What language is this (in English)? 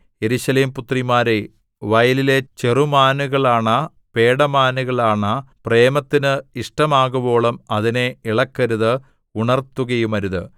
Malayalam